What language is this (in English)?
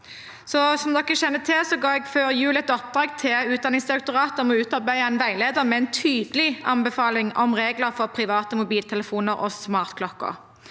Norwegian